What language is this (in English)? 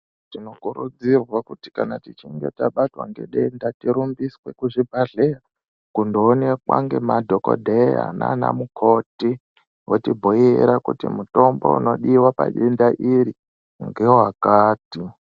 Ndau